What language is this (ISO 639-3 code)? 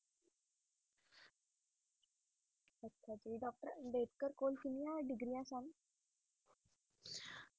pan